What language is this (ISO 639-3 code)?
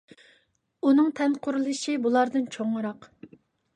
uig